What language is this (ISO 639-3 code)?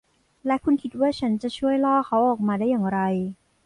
tha